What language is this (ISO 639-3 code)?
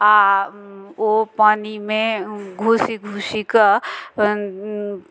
mai